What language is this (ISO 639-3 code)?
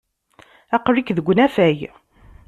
kab